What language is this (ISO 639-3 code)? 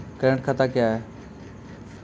mai